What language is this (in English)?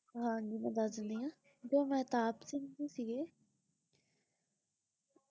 Punjabi